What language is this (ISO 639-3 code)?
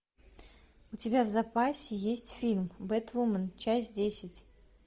rus